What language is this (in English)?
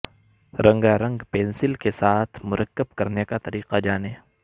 Urdu